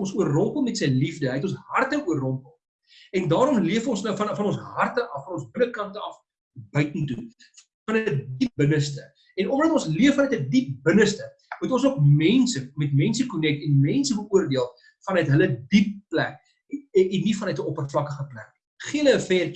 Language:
Dutch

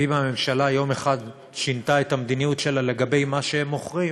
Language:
Hebrew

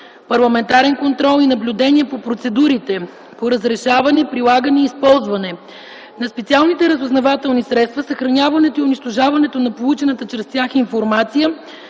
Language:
Bulgarian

